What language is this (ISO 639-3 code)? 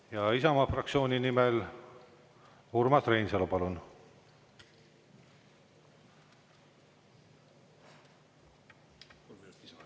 est